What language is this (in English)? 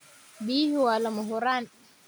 Somali